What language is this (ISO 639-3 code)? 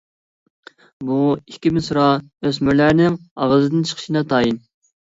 uig